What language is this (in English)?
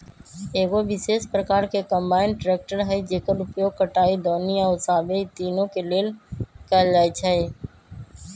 Magahi